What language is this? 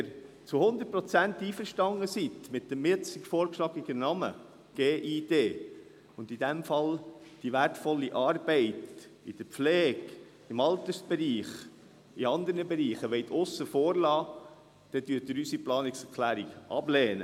Swiss German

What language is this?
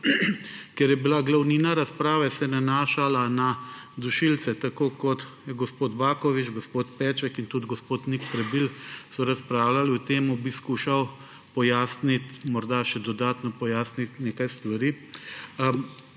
Slovenian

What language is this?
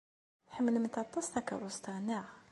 Kabyle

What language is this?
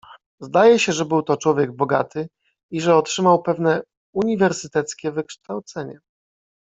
Polish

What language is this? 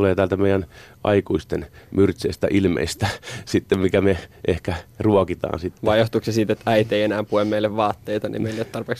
Finnish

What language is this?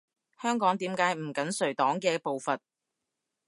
Cantonese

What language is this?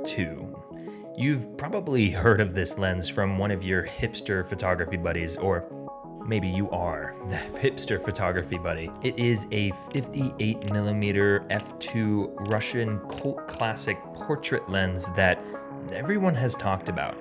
English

